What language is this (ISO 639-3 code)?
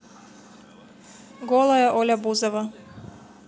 rus